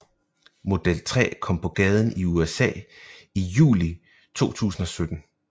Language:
Danish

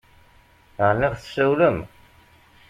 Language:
Kabyle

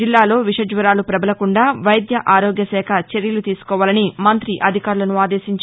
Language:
Telugu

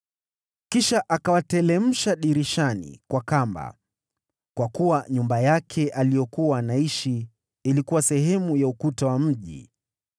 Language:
Swahili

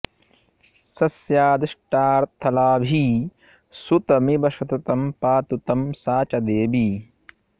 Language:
Sanskrit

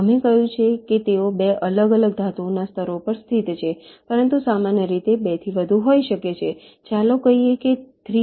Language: Gujarati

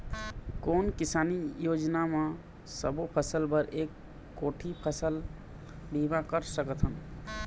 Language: Chhattisgarhi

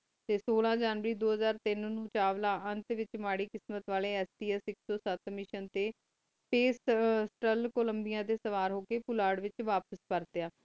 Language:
Punjabi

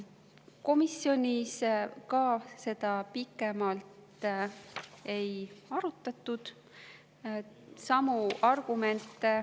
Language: Estonian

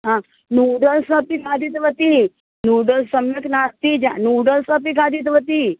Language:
Sanskrit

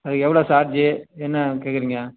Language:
Tamil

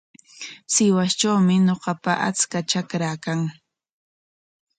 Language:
Corongo Ancash Quechua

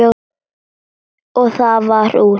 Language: Icelandic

